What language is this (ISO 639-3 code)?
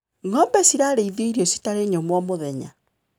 kik